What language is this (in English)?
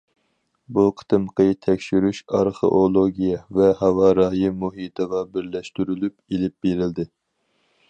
Uyghur